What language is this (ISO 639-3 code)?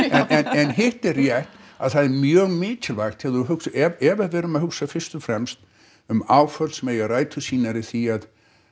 isl